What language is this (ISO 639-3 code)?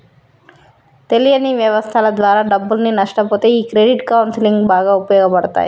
tel